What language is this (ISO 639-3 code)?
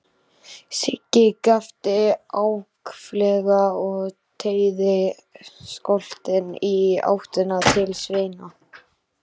isl